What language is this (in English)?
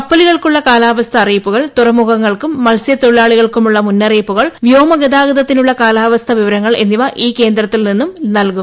Malayalam